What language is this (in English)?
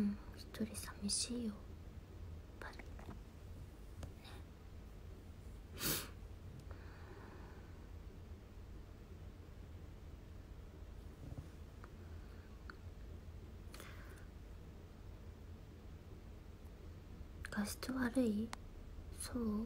Japanese